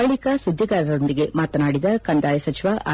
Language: Kannada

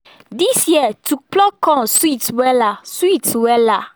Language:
Nigerian Pidgin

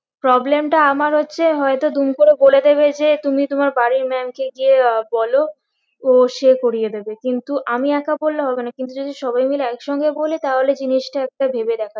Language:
Bangla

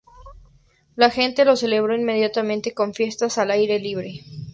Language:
Spanish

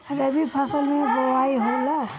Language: Bhojpuri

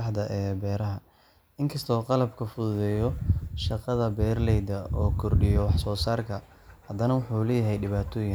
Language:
Somali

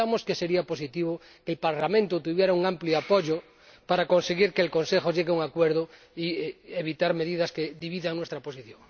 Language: Spanish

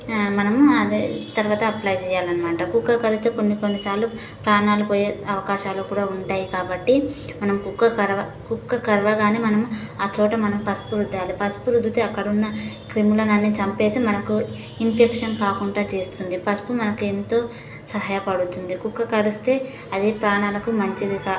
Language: Telugu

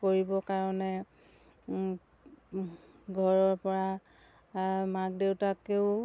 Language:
Assamese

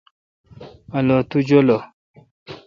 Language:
Kalkoti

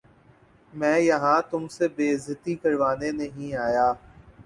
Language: Urdu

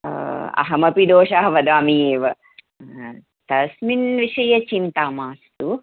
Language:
Sanskrit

